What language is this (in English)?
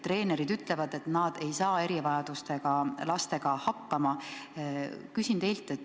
Estonian